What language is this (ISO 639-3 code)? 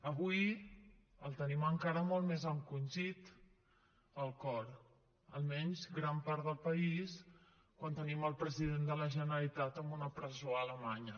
cat